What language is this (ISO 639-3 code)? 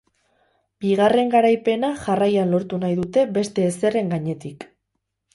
eus